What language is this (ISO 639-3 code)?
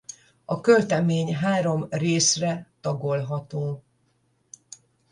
hun